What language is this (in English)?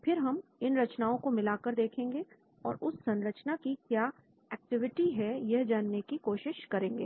Hindi